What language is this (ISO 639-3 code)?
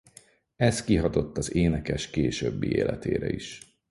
hun